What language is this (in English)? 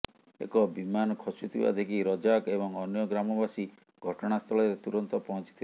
Odia